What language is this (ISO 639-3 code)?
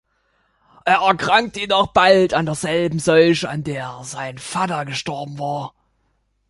deu